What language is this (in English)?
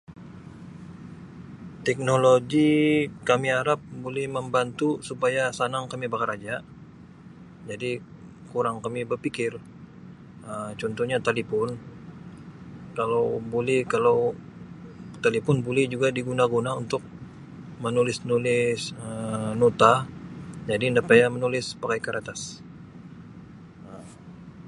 Sabah Malay